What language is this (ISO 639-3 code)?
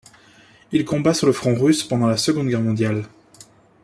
fra